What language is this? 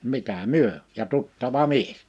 Finnish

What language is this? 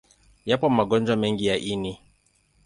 Swahili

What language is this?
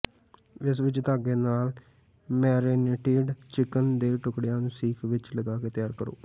Punjabi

